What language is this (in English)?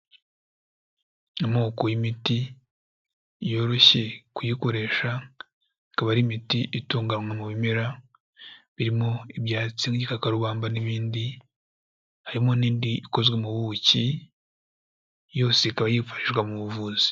Kinyarwanda